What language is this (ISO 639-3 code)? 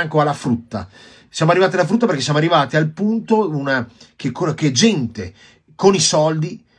ita